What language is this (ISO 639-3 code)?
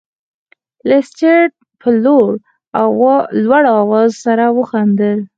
pus